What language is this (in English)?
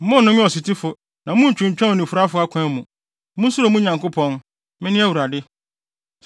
Akan